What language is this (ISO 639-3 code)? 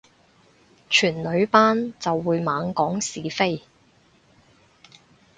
yue